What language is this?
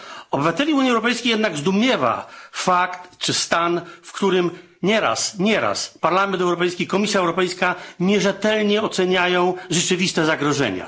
Polish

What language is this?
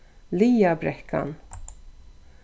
Faroese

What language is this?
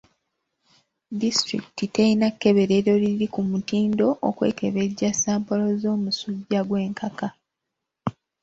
Ganda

